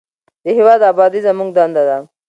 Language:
Pashto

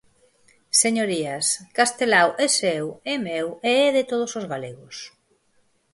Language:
Galician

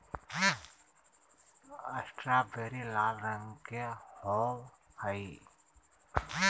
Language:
Magahi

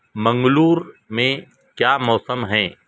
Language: Urdu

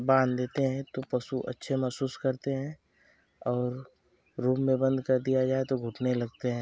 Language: Hindi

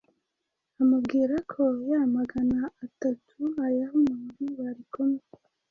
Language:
Kinyarwanda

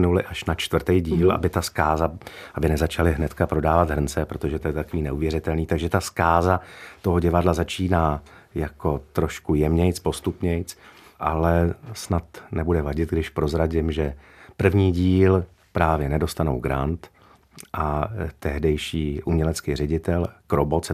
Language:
Czech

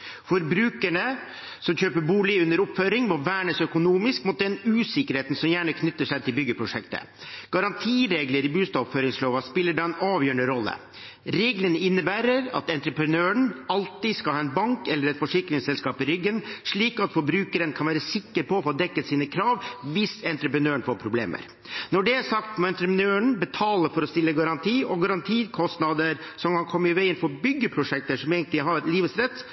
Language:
Norwegian Bokmål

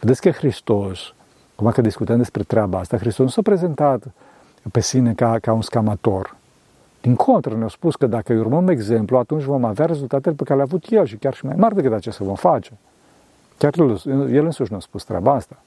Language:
Romanian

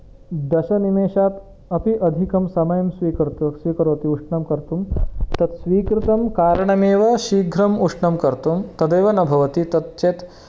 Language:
Sanskrit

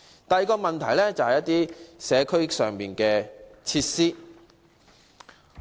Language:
Cantonese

